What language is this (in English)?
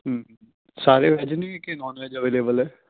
Punjabi